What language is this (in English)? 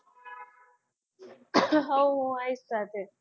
Gujarati